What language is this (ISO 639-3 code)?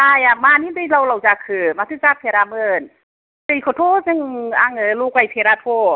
brx